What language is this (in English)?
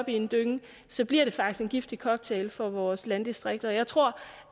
Danish